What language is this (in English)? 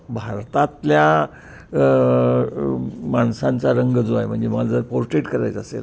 Marathi